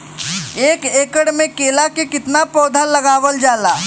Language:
Bhojpuri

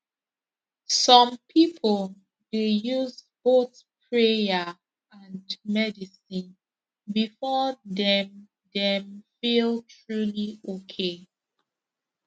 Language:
Nigerian Pidgin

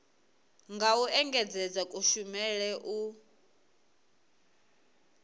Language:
Venda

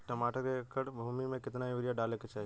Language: Bhojpuri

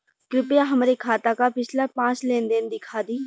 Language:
Bhojpuri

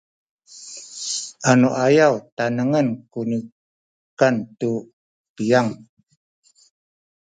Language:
Sakizaya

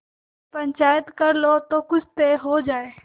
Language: Hindi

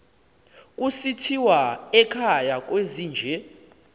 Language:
Xhosa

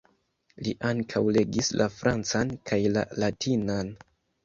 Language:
Esperanto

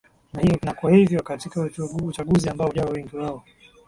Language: Swahili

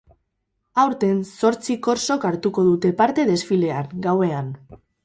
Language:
Basque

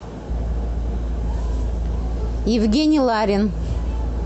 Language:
Russian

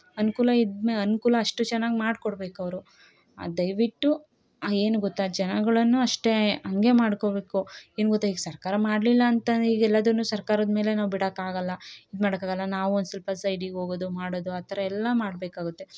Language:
Kannada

